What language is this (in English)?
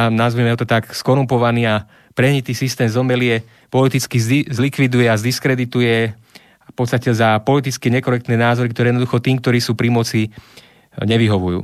Slovak